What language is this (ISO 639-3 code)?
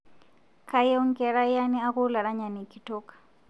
mas